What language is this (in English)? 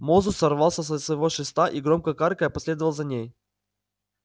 Russian